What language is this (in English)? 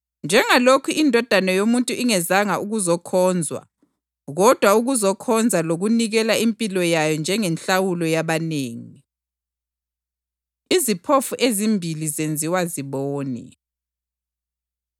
North Ndebele